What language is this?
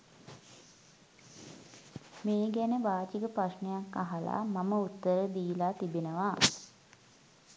Sinhala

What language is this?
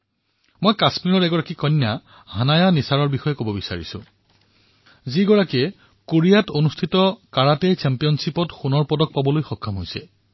Assamese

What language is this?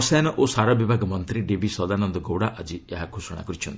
Odia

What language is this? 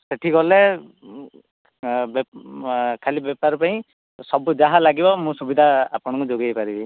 Odia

